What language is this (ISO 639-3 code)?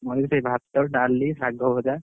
ori